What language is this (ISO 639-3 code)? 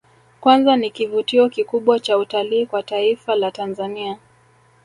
swa